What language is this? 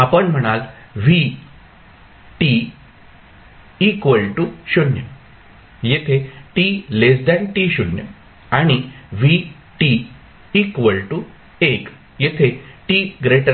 Marathi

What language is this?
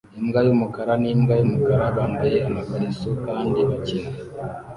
Kinyarwanda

